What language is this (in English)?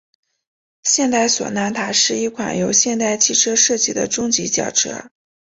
Chinese